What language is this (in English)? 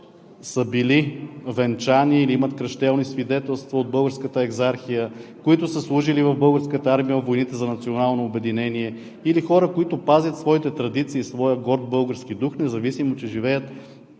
Bulgarian